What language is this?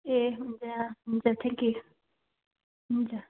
Nepali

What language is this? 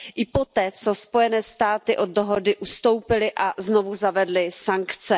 Czech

